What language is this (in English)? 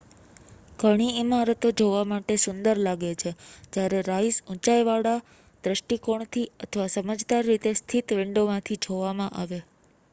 Gujarati